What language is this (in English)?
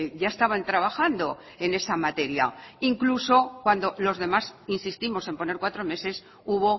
Spanish